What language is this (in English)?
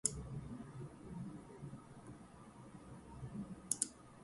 English